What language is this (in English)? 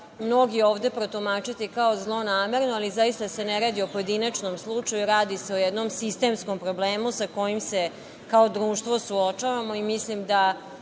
Serbian